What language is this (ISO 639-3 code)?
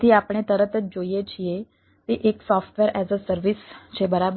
guj